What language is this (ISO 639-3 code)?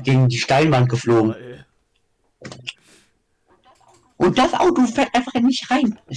deu